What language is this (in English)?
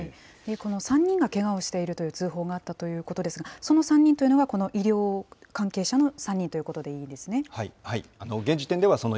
Japanese